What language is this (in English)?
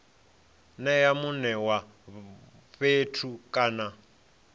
Venda